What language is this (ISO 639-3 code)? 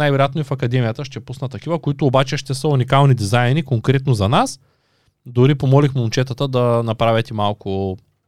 bul